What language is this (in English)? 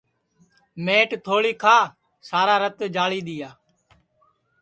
Sansi